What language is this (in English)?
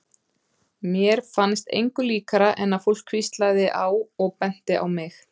Icelandic